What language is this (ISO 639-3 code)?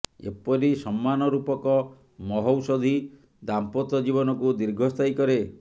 ori